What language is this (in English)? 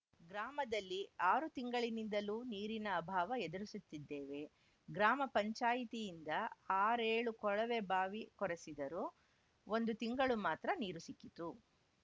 Kannada